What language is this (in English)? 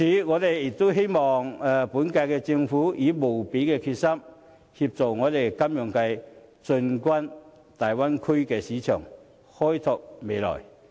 Cantonese